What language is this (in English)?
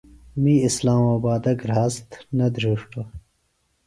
Phalura